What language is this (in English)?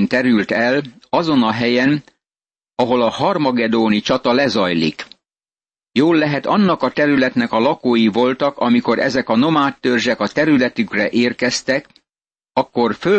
Hungarian